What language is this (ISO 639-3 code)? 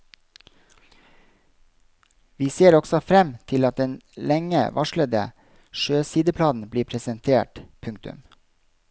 nor